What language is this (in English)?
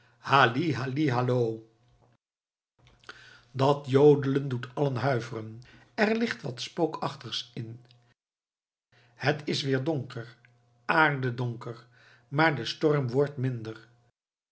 Dutch